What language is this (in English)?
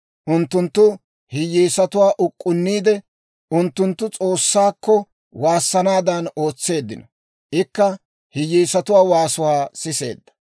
Dawro